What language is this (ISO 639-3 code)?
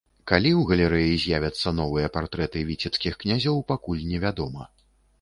bel